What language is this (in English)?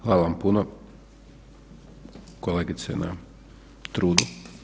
Croatian